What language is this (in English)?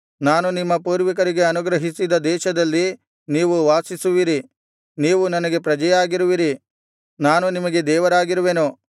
Kannada